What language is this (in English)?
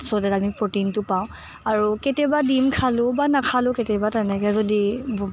Assamese